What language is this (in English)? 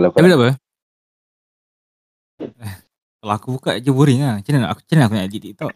Malay